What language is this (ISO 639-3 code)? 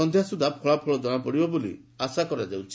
ori